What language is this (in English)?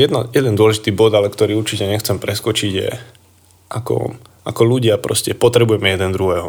Slovak